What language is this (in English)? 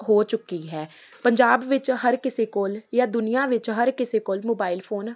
Punjabi